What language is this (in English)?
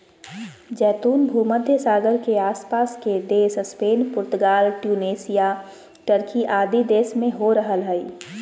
Magahi